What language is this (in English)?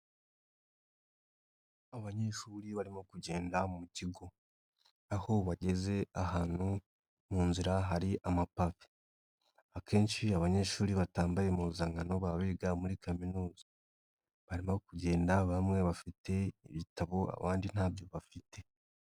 Kinyarwanda